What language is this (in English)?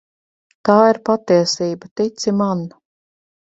Latvian